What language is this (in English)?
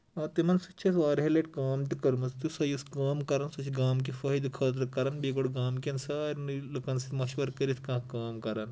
Kashmiri